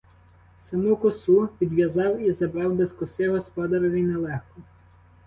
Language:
Ukrainian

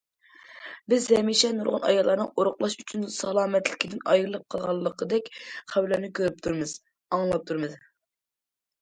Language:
Uyghur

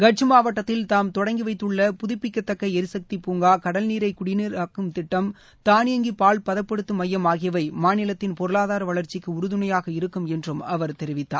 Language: Tamil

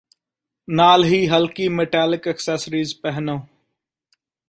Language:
Punjabi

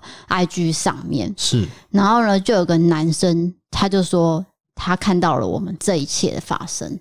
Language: Chinese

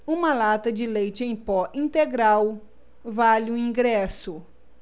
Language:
Portuguese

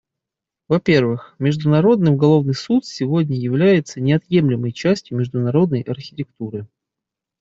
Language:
Russian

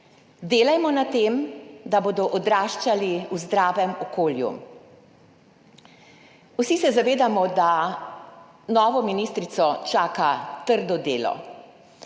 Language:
Slovenian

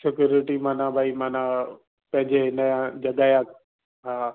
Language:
Sindhi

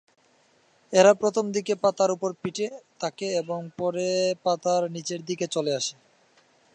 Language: Bangla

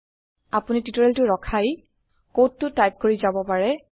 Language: Assamese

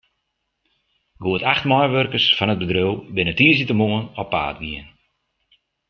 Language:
Western Frisian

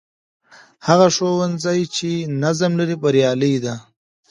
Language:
Pashto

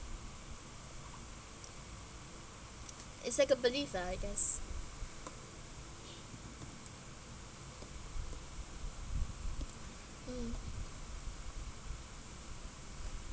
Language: English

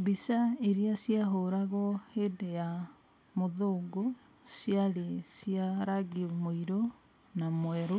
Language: Kikuyu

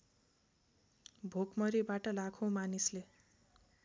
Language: Nepali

